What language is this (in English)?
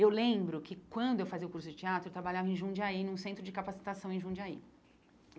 Portuguese